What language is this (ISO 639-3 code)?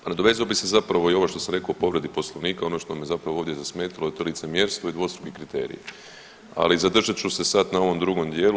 hrv